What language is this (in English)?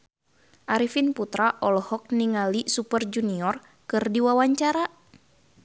Sundanese